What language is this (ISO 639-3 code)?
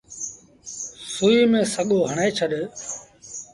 sbn